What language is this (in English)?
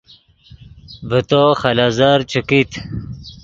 Yidgha